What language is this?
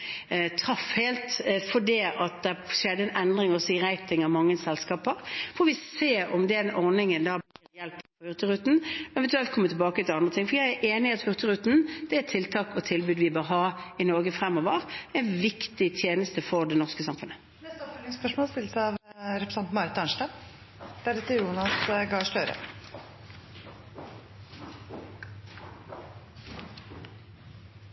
Norwegian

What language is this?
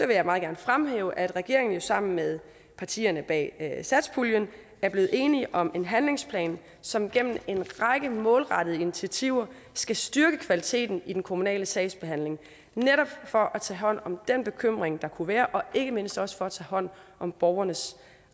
Danish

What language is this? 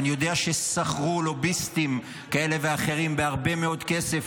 Hebrew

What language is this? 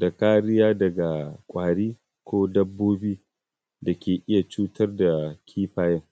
Hausa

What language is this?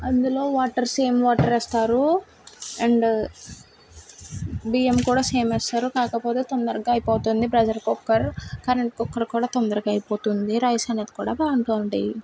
Telugu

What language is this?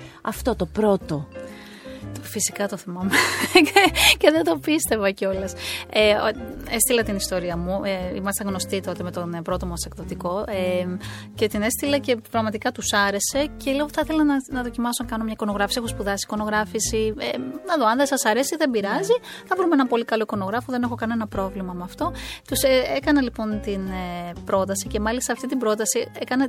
Greek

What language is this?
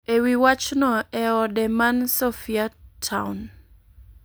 Luo (Kenya and Tanzania)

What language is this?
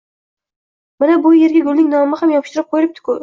Uzbek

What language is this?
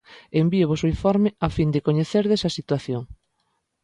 Galician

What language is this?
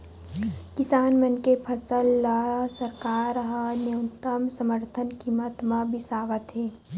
Chhattisgarhi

